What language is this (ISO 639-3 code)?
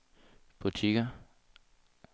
dan